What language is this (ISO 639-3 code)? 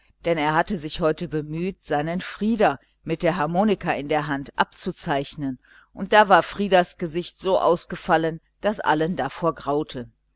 deu